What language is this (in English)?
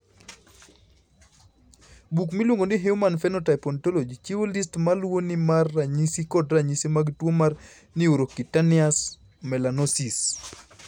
Luo (Kenya and Tanzania)